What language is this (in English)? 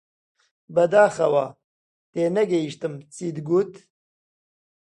Central Kurdish